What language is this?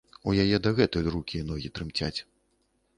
Belarusian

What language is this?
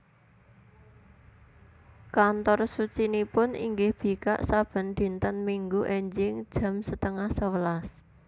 Javanese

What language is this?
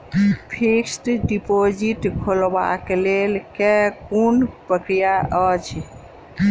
Maithili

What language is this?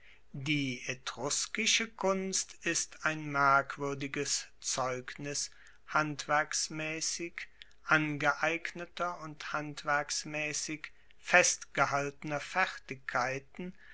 German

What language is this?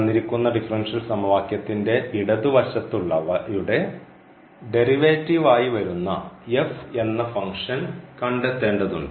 Malayalam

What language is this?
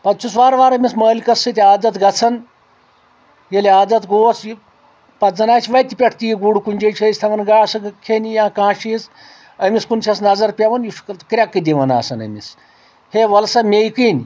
Kashmiri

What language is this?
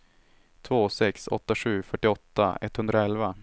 Swedish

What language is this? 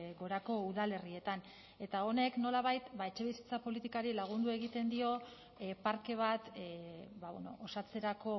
Basque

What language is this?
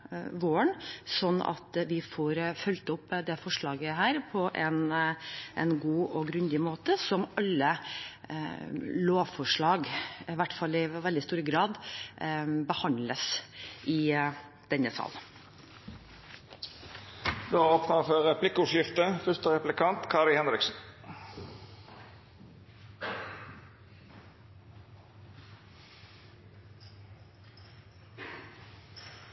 Norwegian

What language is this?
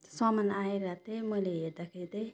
Nepali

